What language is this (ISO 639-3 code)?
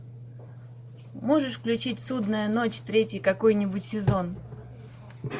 rus